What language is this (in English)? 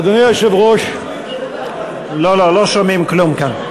Hebrew